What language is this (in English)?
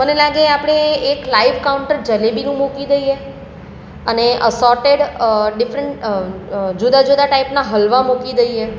Gujarati